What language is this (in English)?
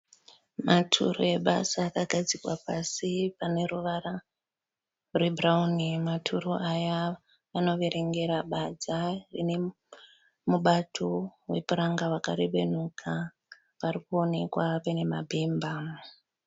Shona